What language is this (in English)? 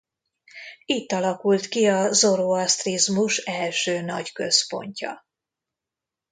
Hungarian